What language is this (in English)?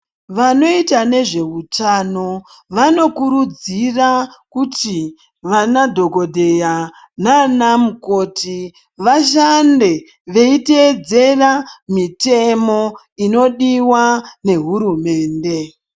Ndau